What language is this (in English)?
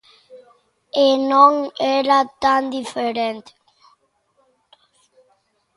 Galician